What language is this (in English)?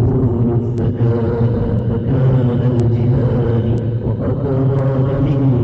Arabic